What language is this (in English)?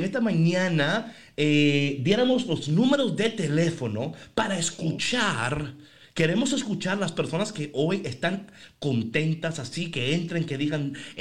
Spanish